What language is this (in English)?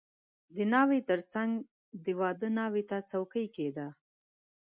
Pashto